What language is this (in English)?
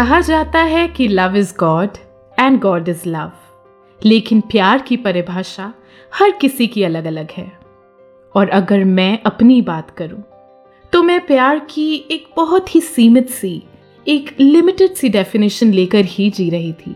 Hindi